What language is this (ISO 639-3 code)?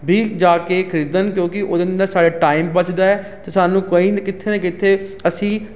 pan